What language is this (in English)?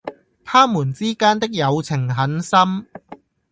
Cantonese